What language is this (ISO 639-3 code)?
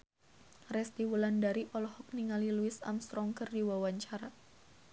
sun